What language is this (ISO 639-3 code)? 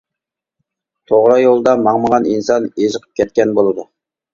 uig